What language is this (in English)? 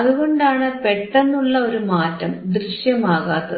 Malayalam